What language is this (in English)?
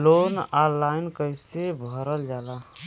Bhojpuri